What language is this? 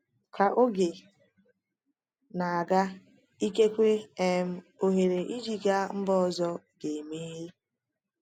Igbo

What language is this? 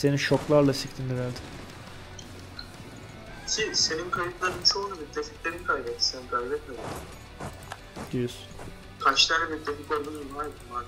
Turkish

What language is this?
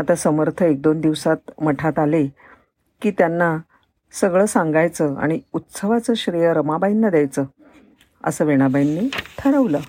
Marathi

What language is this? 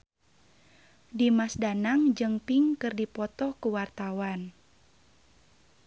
Sundanese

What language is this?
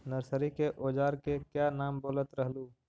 Magahi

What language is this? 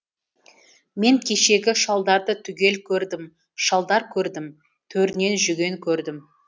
Kazakh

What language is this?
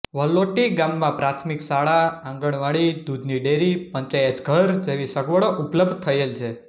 Gujarati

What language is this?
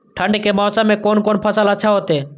Maithili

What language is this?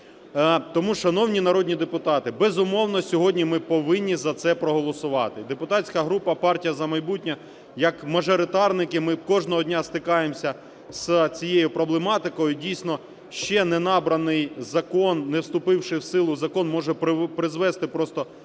Ukrainian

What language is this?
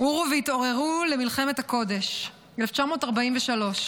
Hebrew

